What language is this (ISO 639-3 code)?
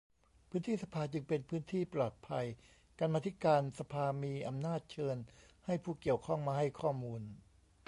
tha